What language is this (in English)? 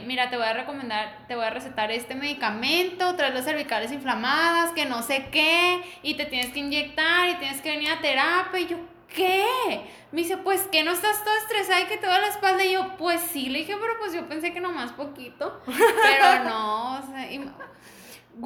Spanish